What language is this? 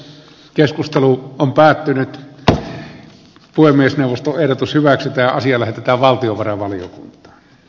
Finnish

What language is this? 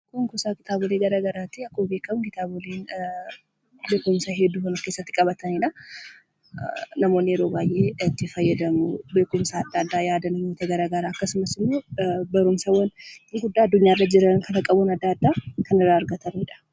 Oromo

